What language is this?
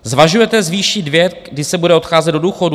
Czech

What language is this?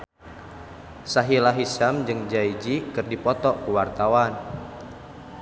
Sundanese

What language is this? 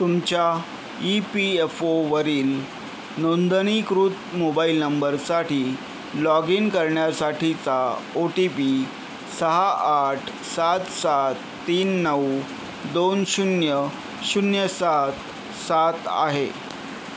Marathi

